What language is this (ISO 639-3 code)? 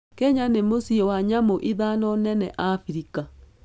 kik